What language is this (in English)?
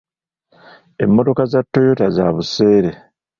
Ganda